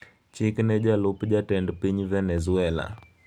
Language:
Luo (Kenya and Tanzania)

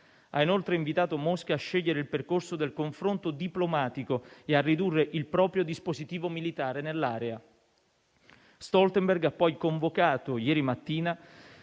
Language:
Italian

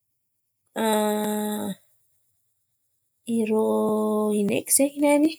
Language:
Antankarana Malagasy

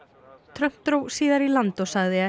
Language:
Icelandic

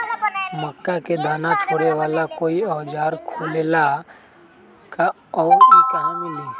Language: Magahi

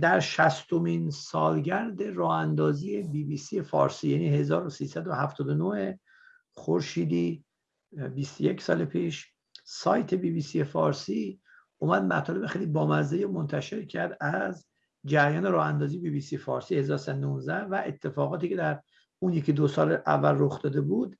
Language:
Persian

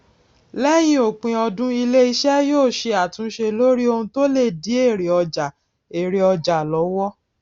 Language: Yoruba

